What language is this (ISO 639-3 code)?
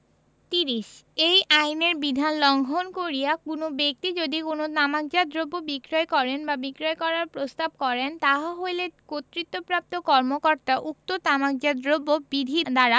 ben